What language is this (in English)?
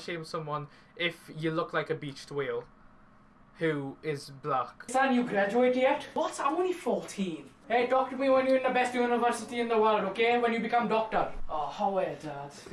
English